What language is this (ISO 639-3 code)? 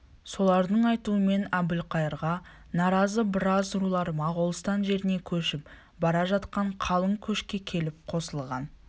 kaz